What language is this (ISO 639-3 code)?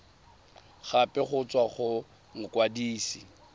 tsn